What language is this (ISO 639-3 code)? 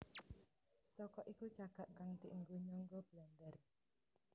jav